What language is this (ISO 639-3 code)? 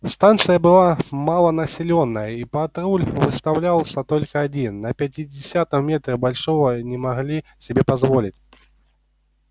rus